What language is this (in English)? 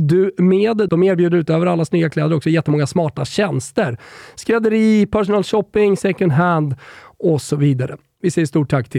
Swedish